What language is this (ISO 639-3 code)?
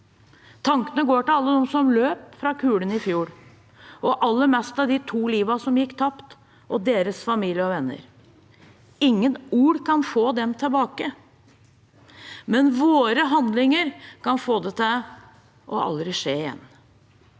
nor